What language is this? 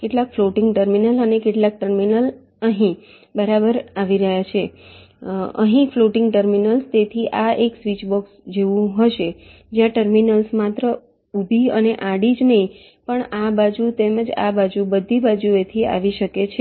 Gujarati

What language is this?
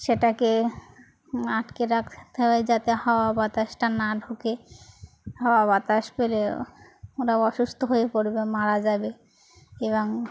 Bangla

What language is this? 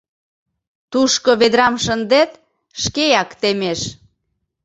Mari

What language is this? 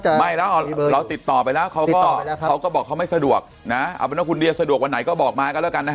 Thai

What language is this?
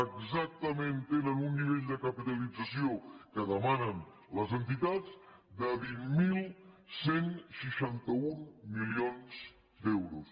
Catalan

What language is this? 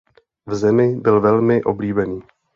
Czech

